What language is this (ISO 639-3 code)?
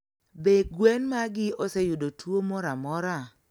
luo